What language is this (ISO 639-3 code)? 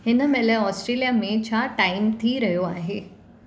snd